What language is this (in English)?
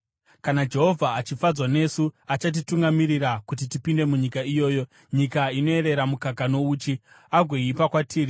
Shona